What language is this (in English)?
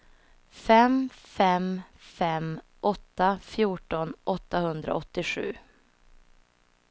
Swedish